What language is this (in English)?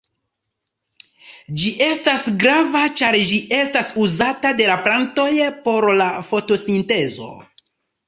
Esperanto